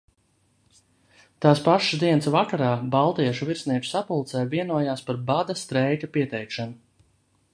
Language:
Latvian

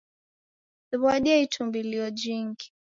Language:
Taita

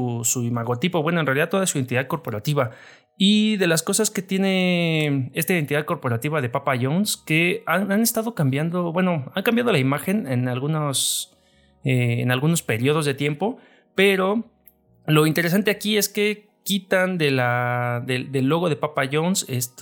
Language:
Spanish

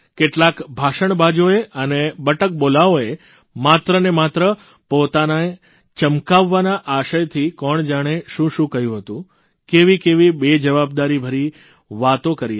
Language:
Gujarati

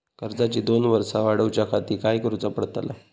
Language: Marathi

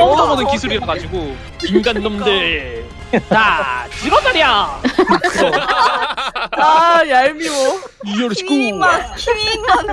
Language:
Korean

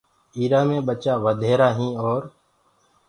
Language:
Gurgula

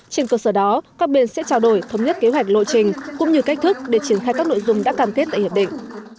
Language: Vietnamese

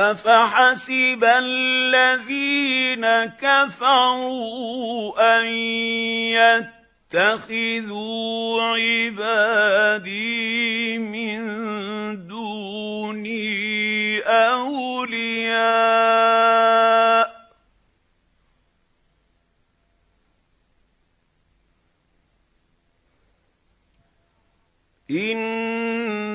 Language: Arabic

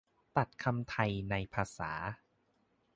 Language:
Thai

